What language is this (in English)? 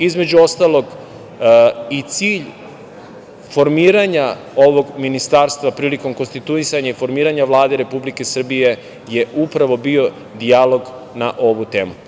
Serbian